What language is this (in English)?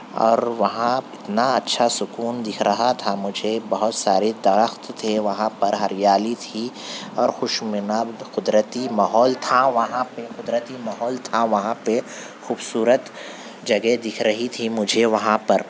Urdu